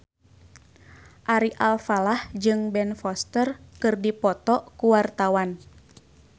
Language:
Sundanese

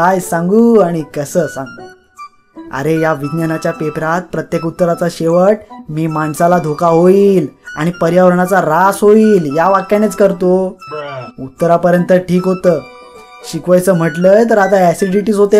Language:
Marathi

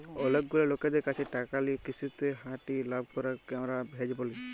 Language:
Bangla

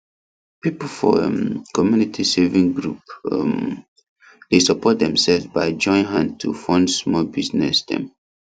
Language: Nigerian Pidgin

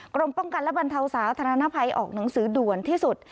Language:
Thai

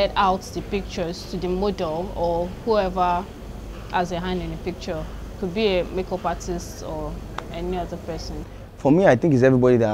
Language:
English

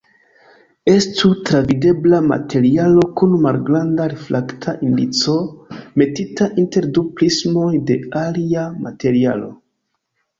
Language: Esperanto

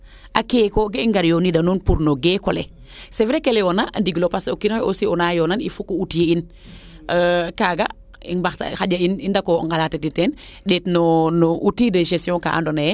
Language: Serer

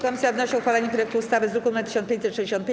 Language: Polish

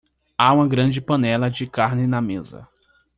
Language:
Portuguese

